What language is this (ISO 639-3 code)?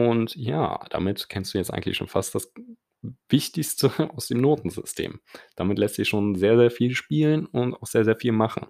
deu